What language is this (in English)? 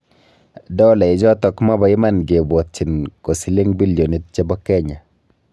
Kalenjin